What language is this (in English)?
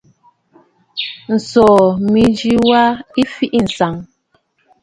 Bafut